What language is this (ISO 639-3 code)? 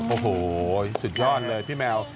tha